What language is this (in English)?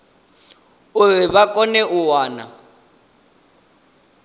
Venda